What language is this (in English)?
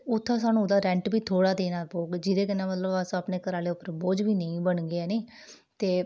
Dogri